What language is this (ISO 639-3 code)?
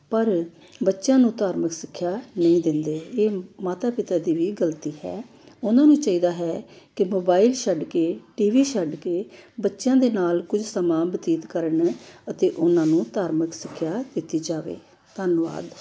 pan